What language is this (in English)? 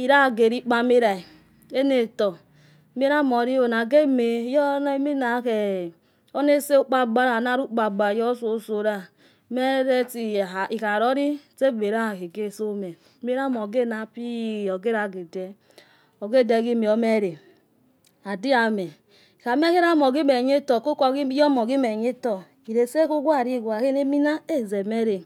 Yekhee